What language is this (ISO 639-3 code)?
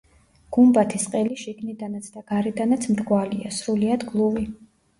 kat